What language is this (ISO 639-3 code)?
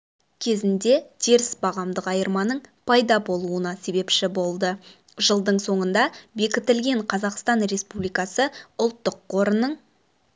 kaz